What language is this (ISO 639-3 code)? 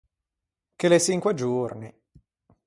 lij